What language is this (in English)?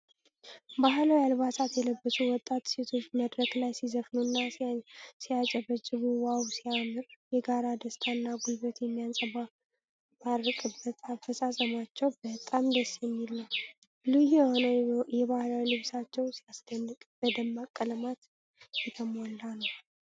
Amharic